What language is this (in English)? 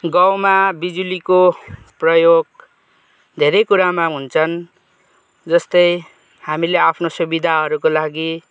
Nepali